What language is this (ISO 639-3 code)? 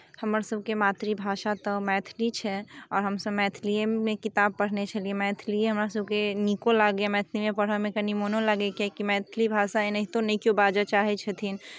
mai